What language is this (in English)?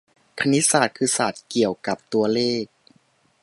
Thai